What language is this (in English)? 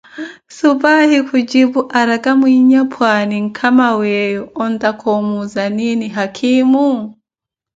Koti